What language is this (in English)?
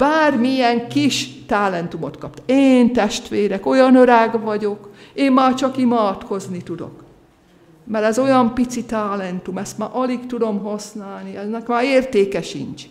Hungarian